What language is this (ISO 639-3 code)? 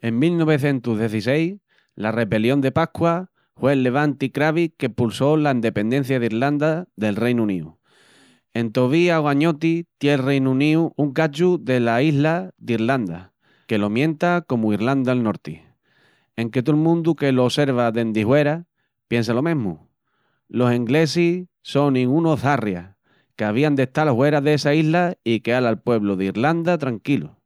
ext